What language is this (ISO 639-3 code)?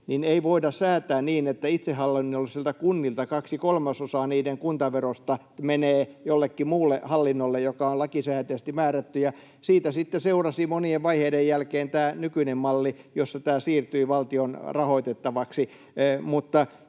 fin